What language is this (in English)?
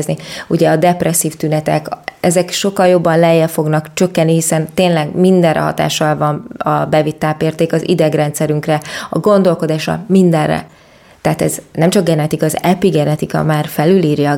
Hungarian